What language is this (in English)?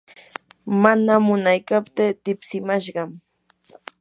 Yanahuanca Pasco Quechua